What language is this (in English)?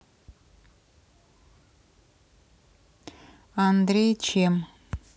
Russian